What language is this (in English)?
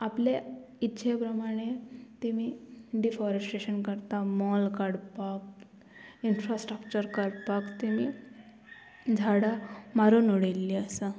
Konkani